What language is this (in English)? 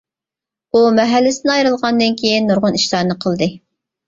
Uyghur